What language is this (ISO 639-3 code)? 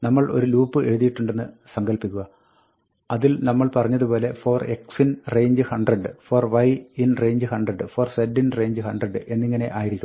mal